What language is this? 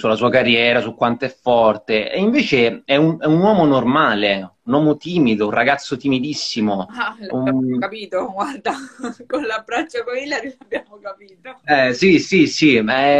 Italian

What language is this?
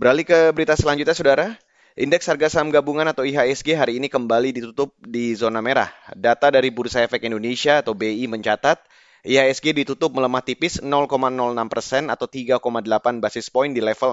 Indonesian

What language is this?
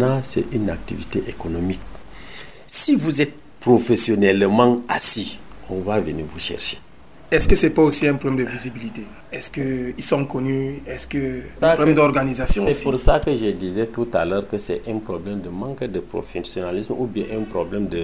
French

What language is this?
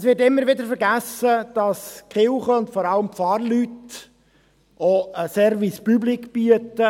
Swiss German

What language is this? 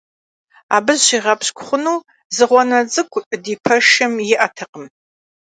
Kabardian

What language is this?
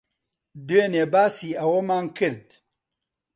Central Kurdish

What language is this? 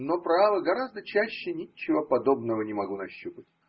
Russian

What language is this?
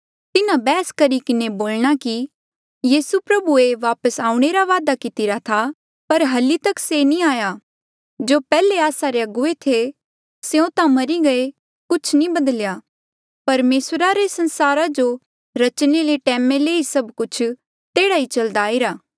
Mandeali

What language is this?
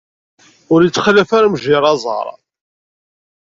Kabyle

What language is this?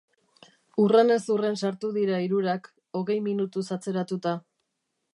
Basque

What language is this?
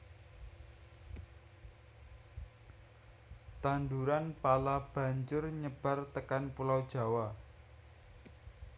Javanese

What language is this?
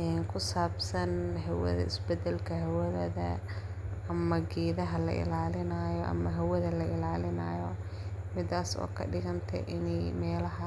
Somali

